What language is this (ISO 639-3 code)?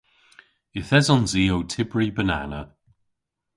cor